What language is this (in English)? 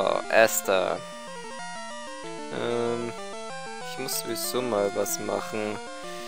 German